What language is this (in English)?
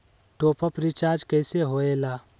Magahi